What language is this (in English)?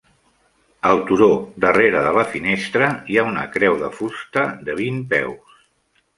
Catalan